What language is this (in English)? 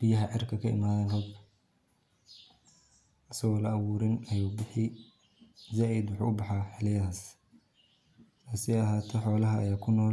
Somali